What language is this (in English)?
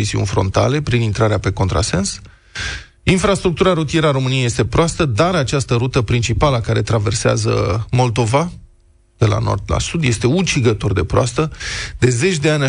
Romanian